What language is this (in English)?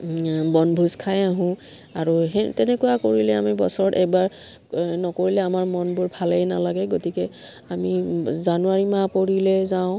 Assamese